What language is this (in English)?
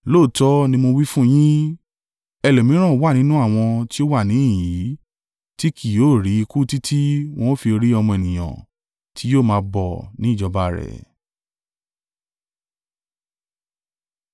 Yoruba